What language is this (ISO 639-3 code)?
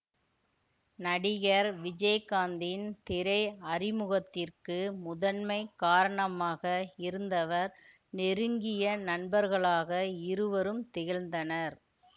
tam